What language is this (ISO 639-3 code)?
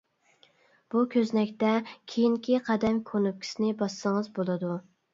uig